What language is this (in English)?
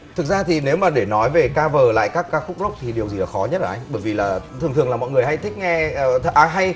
Vietnamese